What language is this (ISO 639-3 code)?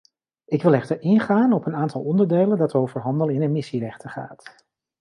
nld